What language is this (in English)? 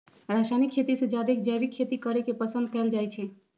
Magahi